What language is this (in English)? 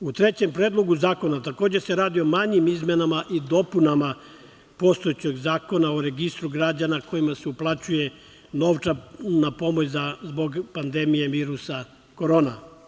Serbian